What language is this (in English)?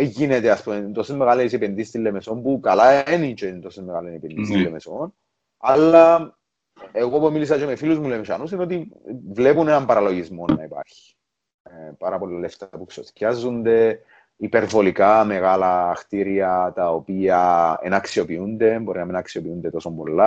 Greek